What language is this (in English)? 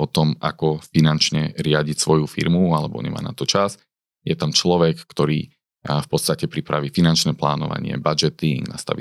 Slovak